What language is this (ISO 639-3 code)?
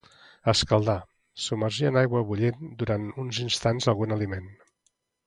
cat